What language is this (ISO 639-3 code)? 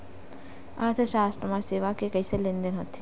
hne